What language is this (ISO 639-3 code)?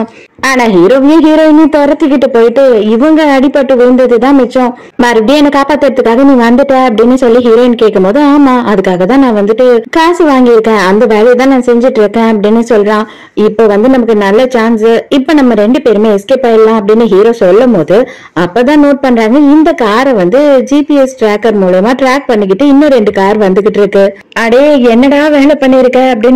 tam